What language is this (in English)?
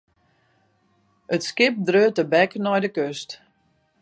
Western Frisian